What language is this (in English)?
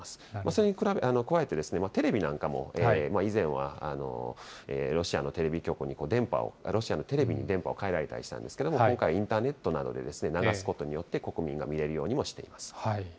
Japanese